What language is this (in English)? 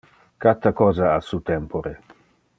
Interlingua